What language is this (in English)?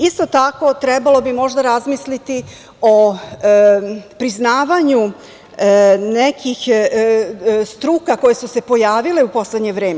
Serbian